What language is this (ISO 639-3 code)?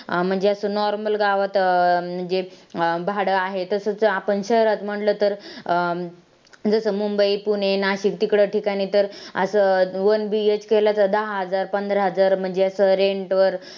mar